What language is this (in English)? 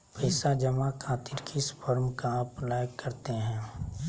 Magahi